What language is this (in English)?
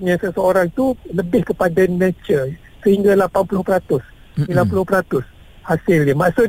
Malay